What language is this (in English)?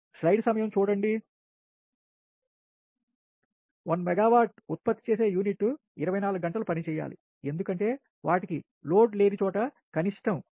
Telugu